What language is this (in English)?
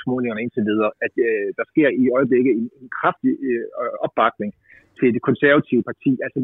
Danish